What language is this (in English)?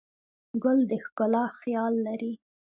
Pashto